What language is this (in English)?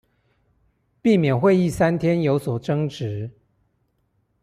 Chinese